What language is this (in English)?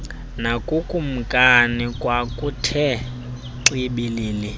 Xhosa